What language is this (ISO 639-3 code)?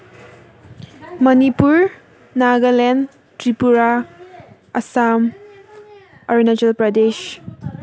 mni